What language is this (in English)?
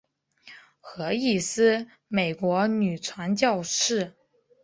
Chinese